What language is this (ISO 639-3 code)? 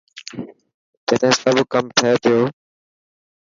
mki